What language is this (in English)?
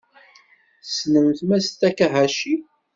Kabyle